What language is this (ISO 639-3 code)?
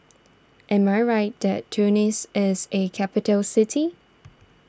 eng